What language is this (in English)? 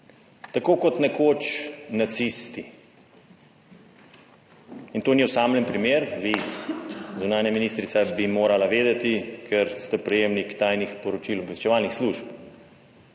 Slovenian